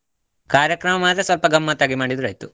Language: Kannada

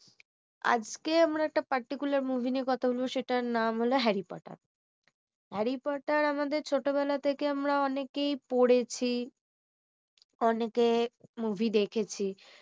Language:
Bangla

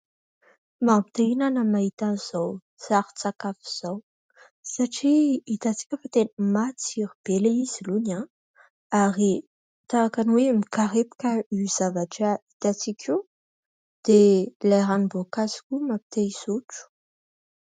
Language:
Malagasy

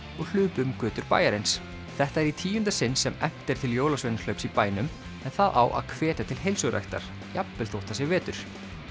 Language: Icelandic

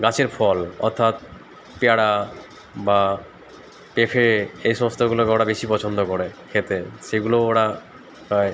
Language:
Bangla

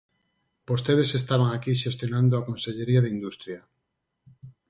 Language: Galician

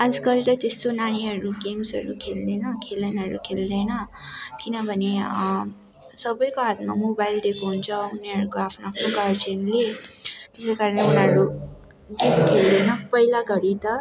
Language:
Nepali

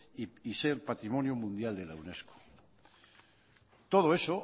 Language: Spanish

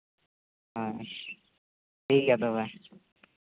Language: Santali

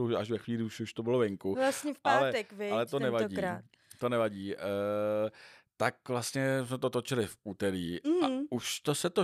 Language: Czech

